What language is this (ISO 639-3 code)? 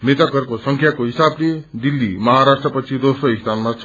nep